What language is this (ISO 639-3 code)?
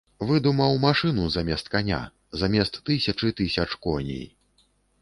bel